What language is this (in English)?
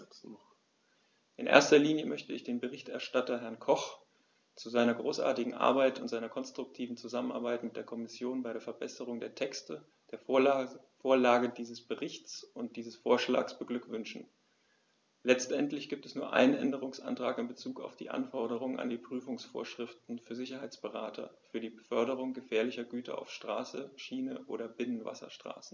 German